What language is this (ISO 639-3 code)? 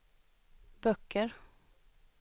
swe